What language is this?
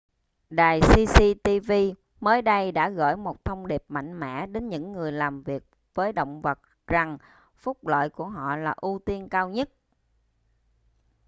Vietnamese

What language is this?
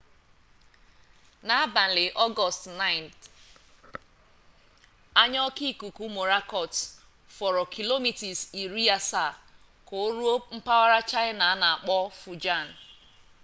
Igbo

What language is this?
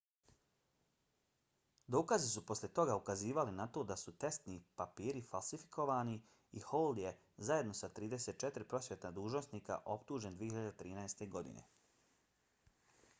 Bosnian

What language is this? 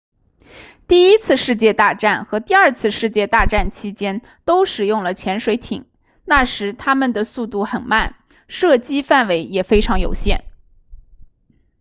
Chinese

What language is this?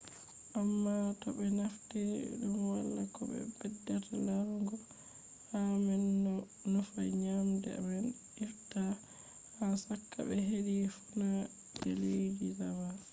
Fula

